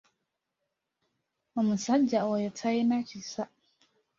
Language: Ganda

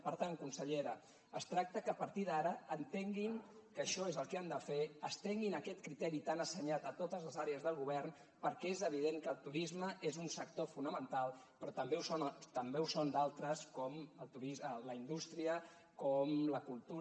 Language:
Catalan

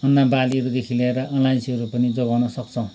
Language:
Nepali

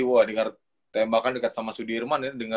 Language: Indonesian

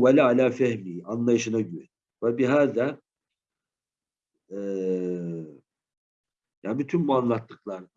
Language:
Turkish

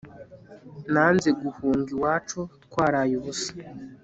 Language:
Kinyarwanda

